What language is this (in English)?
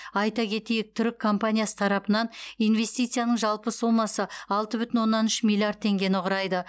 Kazakh